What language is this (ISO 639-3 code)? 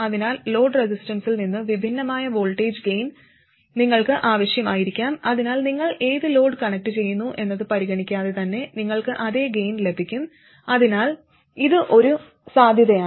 mal